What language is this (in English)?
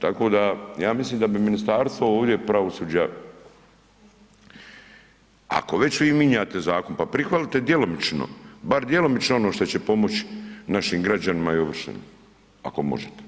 Croatian